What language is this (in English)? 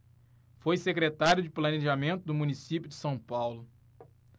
Portuguese